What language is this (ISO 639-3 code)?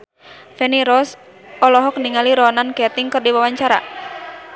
sun